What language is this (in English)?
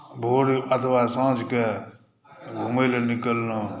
Maithili